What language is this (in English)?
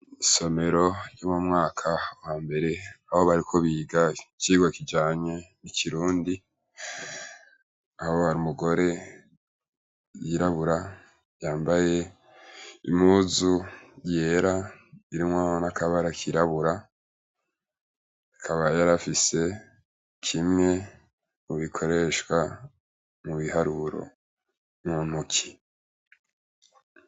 Rundi